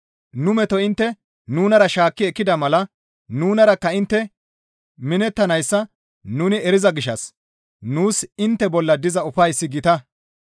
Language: Gamo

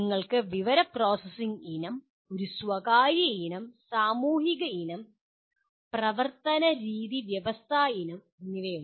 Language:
Malayalam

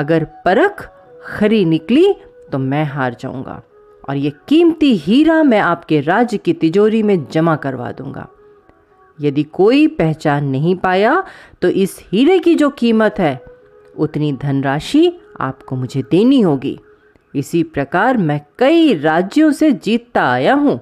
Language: Hindi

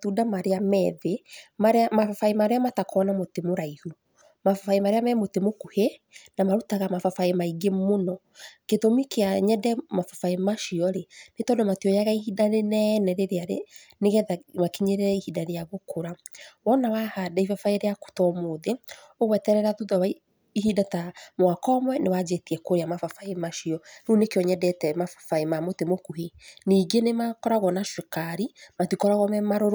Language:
Kikuyu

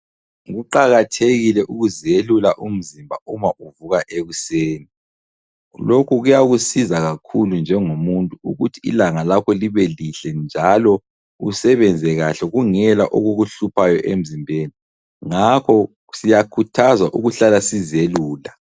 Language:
North Ndebele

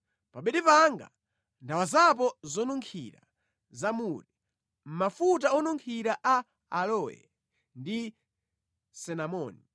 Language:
Nyanja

